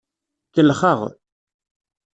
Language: Kabyle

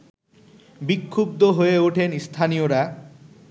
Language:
Bangla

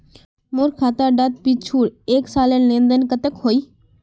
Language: Magahi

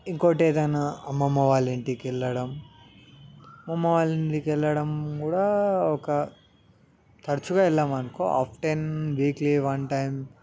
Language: Telugu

